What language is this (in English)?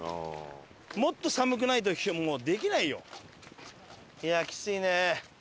Japanese